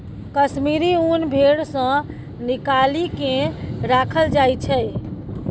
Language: Maithili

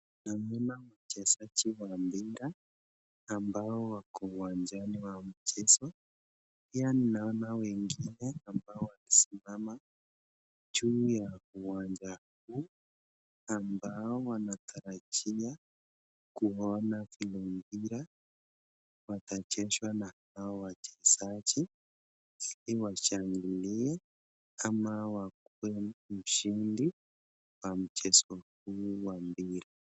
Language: Swahili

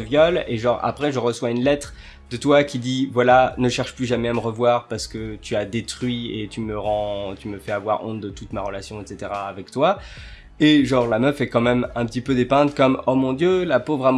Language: French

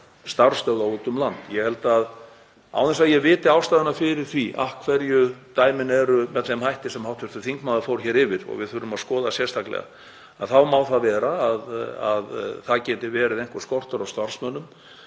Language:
Icelandic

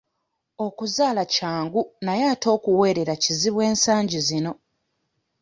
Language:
Ganda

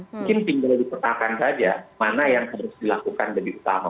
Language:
Indonesian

